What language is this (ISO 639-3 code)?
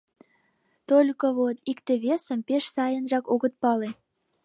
chm